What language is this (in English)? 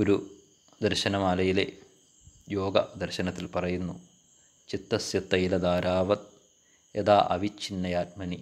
Malayalam